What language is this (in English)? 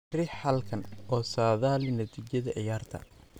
Somali